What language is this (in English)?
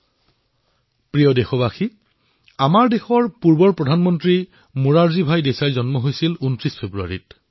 Assamese